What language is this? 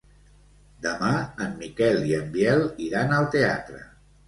Catalan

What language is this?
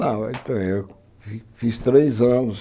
Portuguese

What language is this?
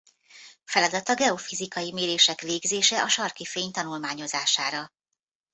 Hungarian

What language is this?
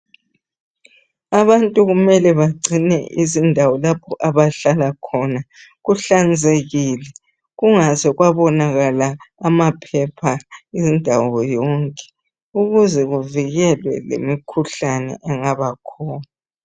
North Ndebele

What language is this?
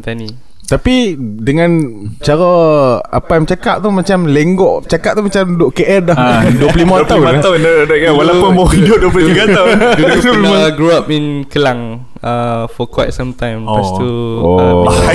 Malay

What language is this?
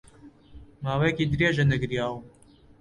Central Kurdish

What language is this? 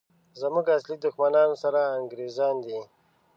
Pashto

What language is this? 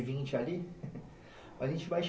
Portuguese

